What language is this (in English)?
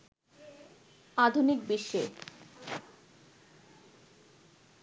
Bangla